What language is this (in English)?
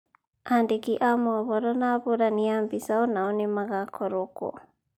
Kikuyu